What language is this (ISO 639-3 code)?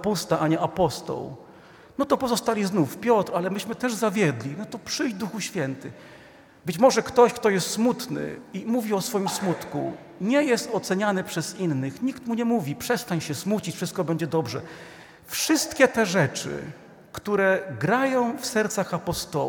pol